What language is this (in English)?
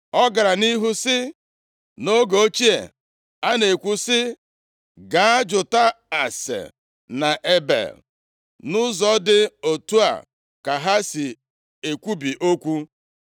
Igbo